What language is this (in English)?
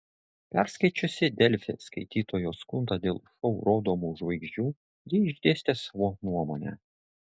Lithuanian